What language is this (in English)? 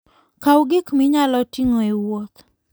Luo (Kenya and Tanzania)